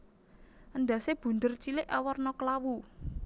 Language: Javanese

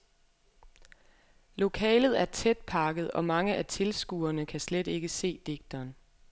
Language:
Danish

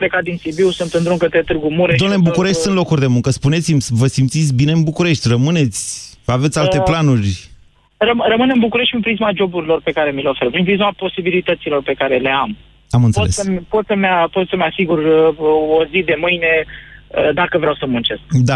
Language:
Romanian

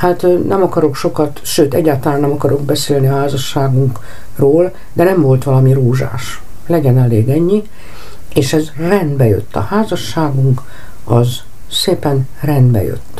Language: Hungarian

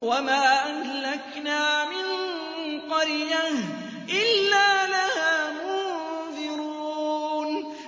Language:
Arabic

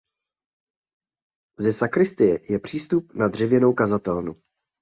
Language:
Czech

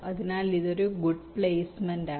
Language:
Malayalam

